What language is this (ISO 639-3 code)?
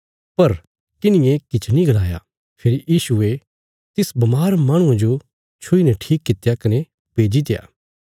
kfs